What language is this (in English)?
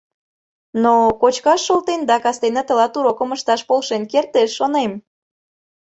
Mari